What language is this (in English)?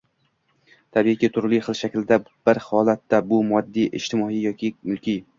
Uzbek